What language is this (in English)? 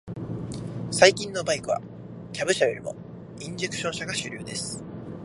Japanese